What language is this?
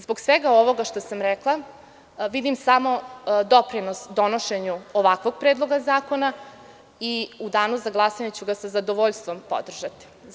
Serbian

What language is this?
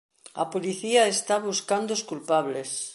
Galician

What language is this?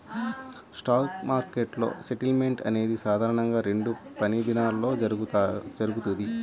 Telugu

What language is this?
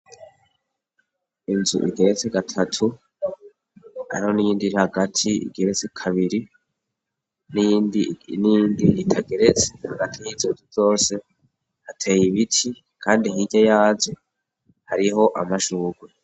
Rundi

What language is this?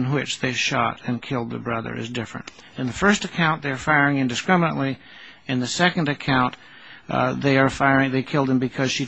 English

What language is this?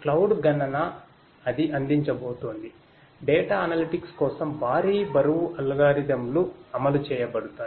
Telugu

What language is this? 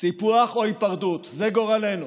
Hebrew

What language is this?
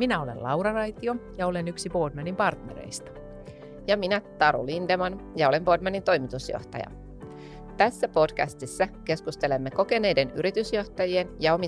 Finnish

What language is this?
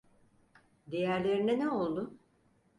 Turkish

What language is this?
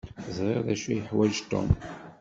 Kabyle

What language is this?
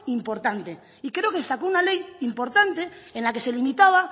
Spanish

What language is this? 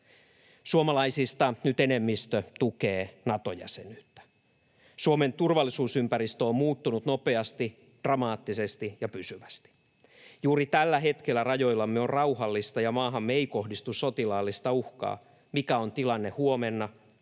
Finnish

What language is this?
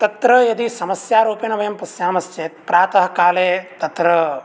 Sanskrit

